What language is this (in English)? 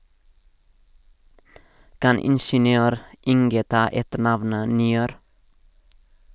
Norwegian